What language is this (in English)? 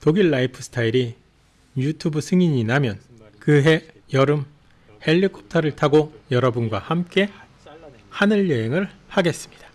Korean